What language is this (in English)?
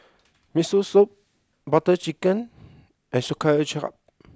English